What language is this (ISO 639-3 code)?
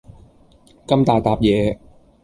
yue